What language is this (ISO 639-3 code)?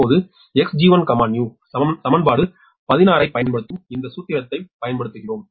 tam